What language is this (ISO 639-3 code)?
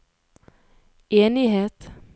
nor